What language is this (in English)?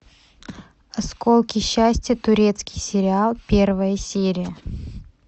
Russian